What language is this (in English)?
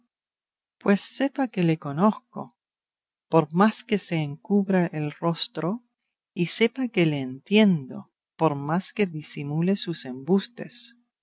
Spanish